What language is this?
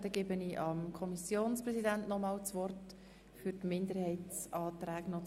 Swiss German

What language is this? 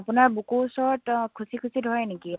Assamese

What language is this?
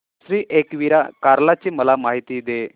Marathi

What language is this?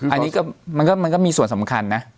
Thai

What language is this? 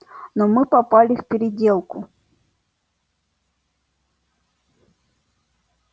Russian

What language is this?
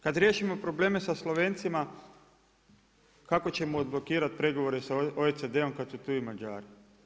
Croatian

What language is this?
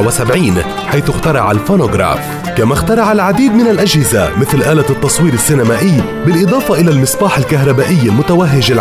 Arabic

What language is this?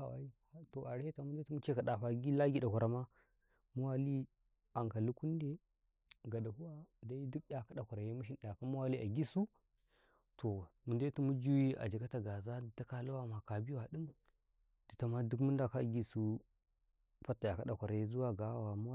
Karekare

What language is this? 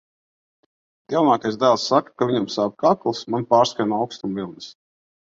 Latvian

